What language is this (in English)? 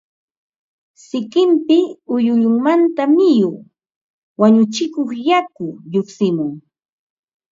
Ambo-Pasco Quechua